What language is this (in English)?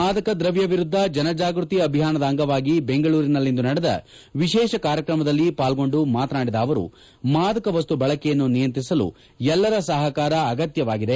Kannada